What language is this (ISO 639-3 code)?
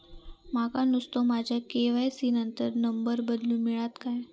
mar